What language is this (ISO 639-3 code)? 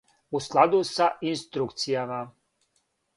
srp